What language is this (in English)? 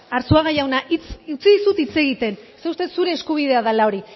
Basque